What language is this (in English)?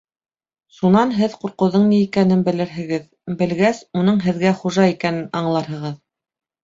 Bashkir